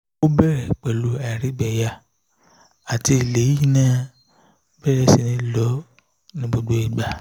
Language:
Yoruba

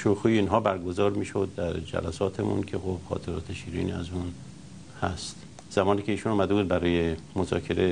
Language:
Persian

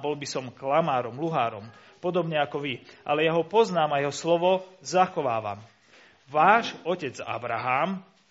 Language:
Slovak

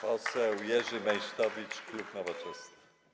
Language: Polish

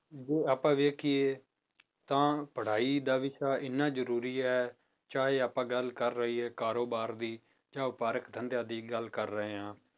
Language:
Punjabi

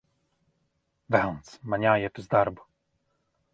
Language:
Latvian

